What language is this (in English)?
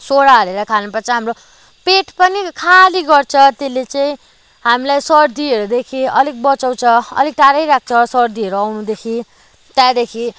Nepali